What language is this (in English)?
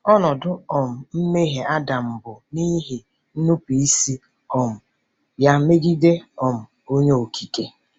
Igbo